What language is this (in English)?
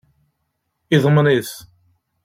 Kabyle